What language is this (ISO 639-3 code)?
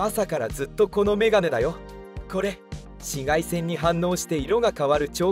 jpn